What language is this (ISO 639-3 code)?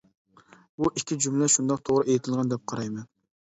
uig